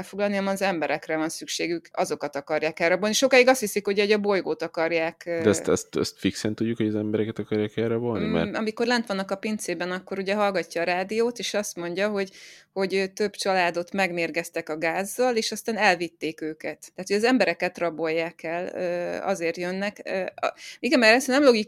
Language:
Hungarian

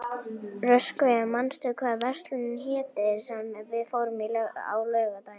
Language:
Icelandic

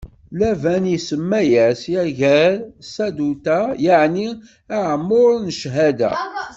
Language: Kabyle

